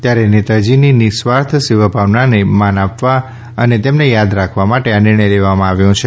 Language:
Gujarati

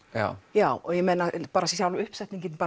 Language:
Icelandic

